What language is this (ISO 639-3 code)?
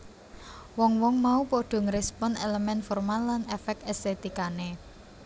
jav